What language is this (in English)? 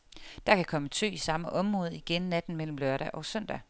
Danish